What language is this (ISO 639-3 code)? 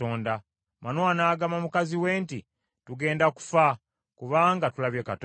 lug